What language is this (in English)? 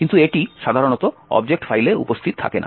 Bangla